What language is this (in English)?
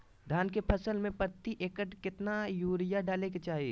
Magahi